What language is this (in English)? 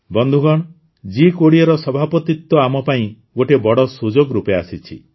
Odia